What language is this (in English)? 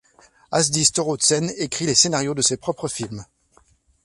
French